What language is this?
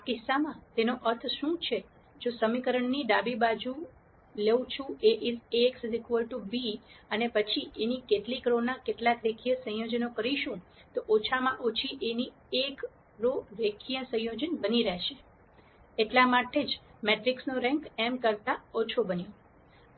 Gujarati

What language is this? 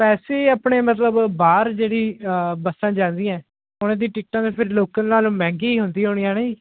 Punjabi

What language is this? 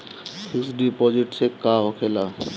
Bhojpuri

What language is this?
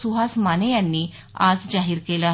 Marathi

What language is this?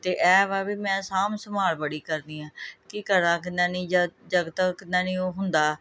Punjabi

